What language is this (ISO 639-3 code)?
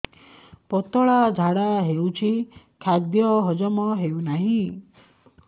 ori